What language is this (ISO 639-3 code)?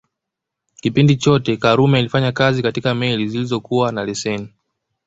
swa